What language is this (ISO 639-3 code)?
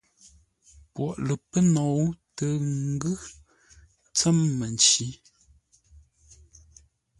nla